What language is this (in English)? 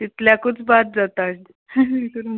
Konkani